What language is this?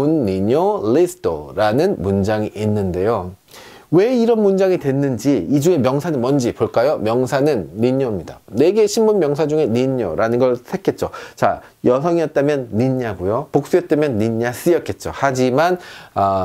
Korean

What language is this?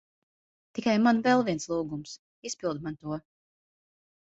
Latvian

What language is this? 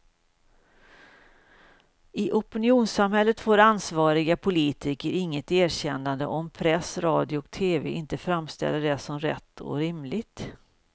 Swedish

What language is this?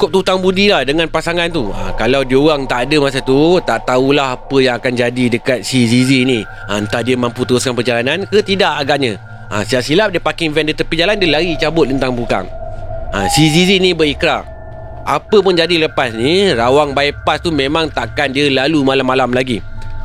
Malay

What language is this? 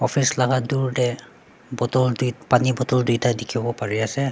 Naga Pidgin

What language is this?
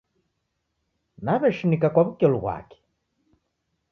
Taita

